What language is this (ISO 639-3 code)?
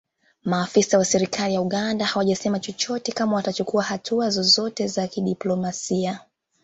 swa